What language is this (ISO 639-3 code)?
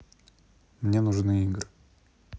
rus